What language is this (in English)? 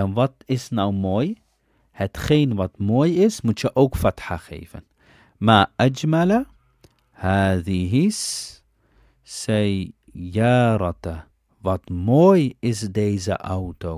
Dutch